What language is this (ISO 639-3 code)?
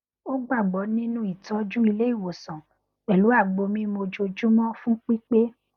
yor